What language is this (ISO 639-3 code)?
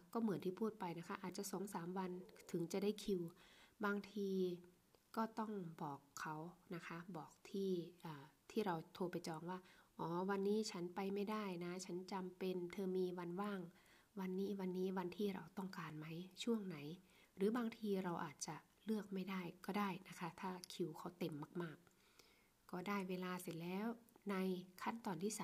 tha